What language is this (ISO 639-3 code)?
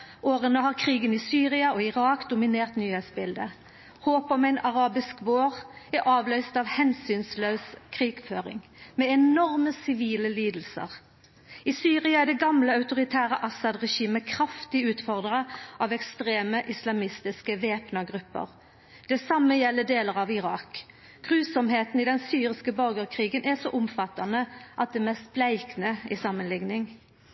nno